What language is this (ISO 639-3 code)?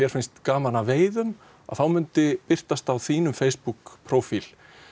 isl